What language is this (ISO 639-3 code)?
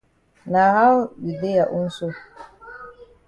wes